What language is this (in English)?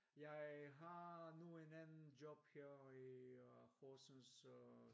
Danish